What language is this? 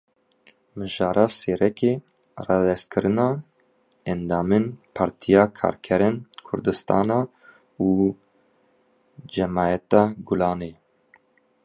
Kurdish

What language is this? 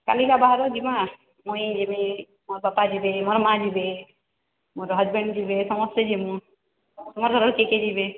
Odia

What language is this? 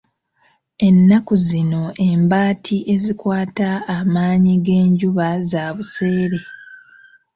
Ganda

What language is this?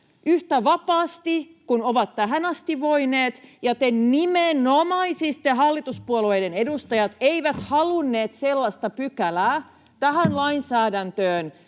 Finnish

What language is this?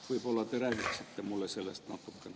Estonian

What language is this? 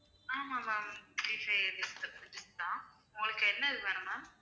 Tamil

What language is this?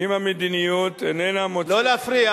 Hebrew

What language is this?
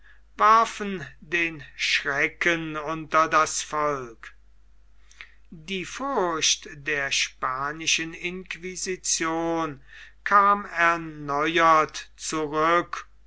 German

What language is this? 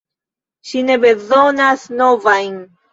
Esperanto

